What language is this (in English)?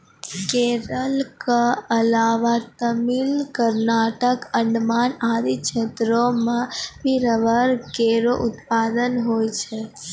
Maithili